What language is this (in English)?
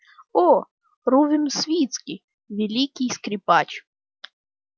Russian